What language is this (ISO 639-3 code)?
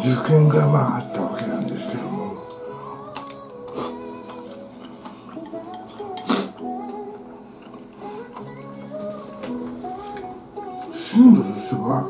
jpn